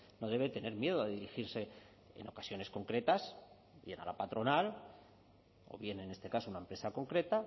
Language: Spanish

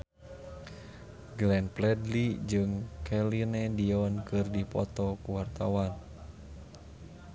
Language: Sundanese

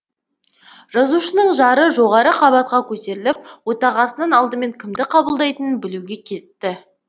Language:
Kazakh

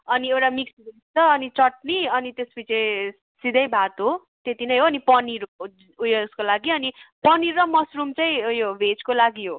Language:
Nepali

